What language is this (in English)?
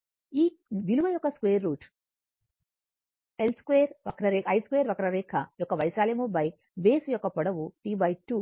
Telugu